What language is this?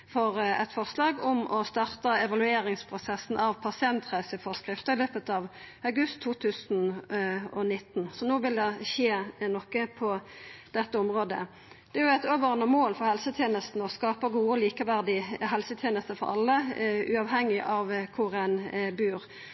Norwegian Nynorsk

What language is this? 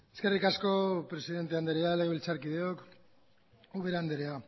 Basque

